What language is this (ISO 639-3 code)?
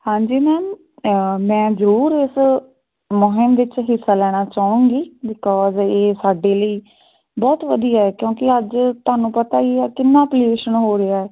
pan